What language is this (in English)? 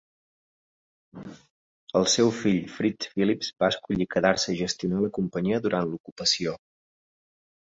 Catalan